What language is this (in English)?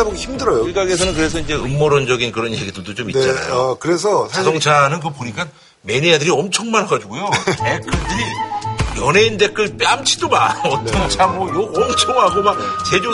Korean